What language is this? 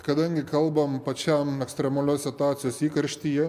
Lithuanian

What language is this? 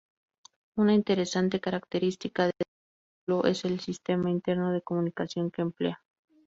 Spanish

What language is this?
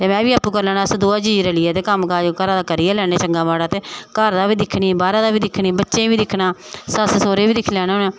Dogri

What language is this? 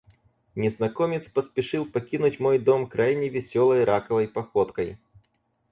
Russian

